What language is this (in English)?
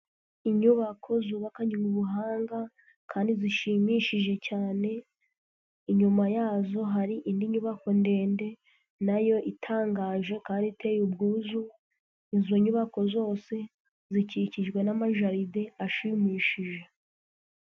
Kinyarwanda